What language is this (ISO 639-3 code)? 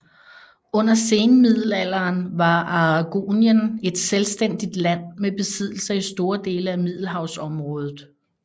dan